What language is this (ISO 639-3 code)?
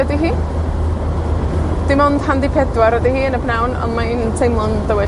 cym